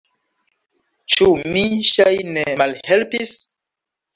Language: Esperanto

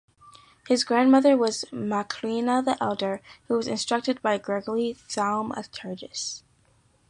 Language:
English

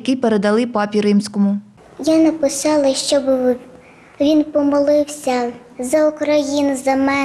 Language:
Ukrainian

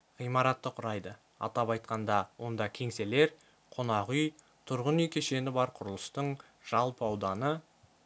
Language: Kazakh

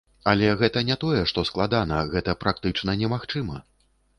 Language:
Belarusian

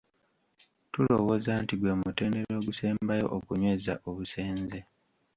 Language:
Ganda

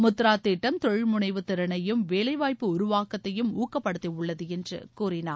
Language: Tamil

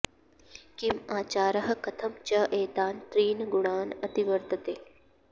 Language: Sanskrit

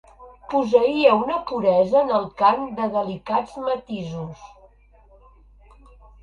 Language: Catalan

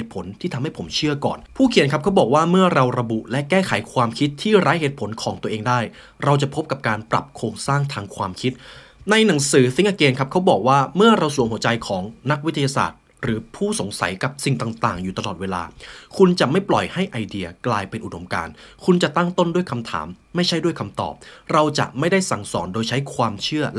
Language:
Thai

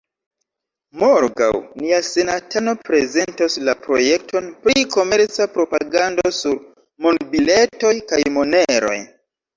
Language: Esperanto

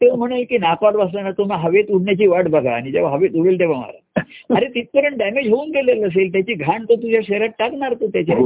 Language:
Marathi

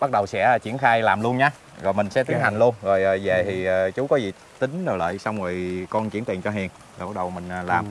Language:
Vietnamese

